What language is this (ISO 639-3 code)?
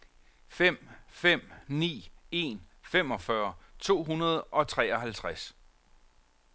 dan